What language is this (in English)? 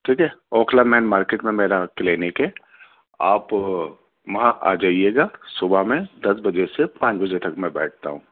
Urdu